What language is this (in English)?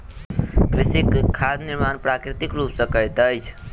Maithili